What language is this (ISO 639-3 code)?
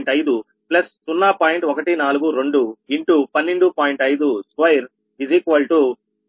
tel